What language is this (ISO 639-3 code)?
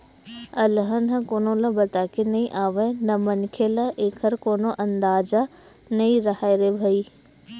hne